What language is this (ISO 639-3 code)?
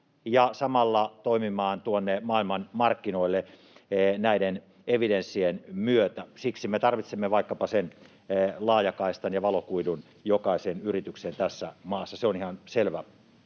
fin